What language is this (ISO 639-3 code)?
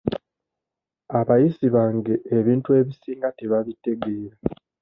lug